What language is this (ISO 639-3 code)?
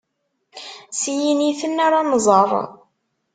kab